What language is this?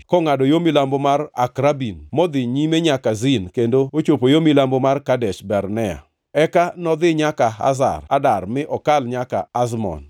Luo (Kenya and Tanzania)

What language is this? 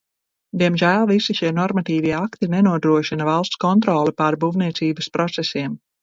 Latvian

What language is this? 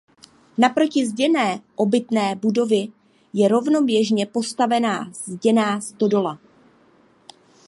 Czech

